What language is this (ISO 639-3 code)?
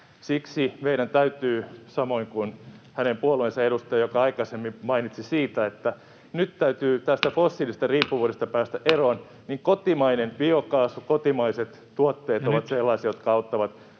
fin